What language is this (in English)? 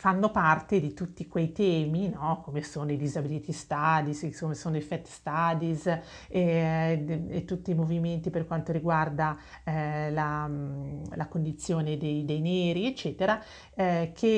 Italian